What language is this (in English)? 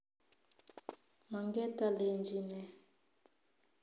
Kalenjin